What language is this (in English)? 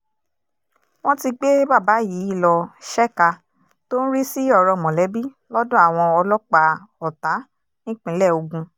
Yoruba